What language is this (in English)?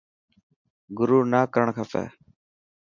Dhatki